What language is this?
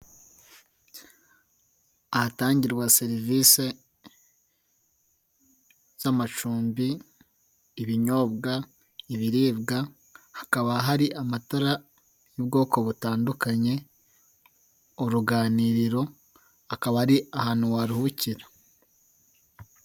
Kinyarwanda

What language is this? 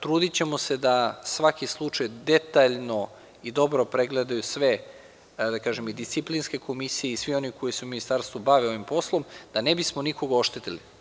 Serbian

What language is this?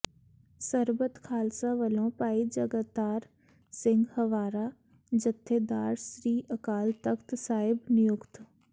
Punjabi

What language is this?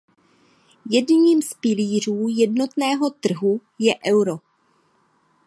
Czech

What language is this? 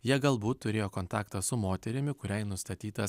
Lithuanian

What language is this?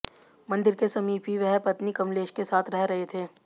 Hindi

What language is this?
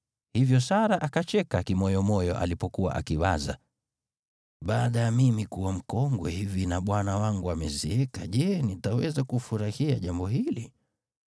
Swahili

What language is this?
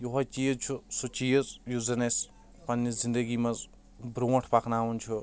Kashmiri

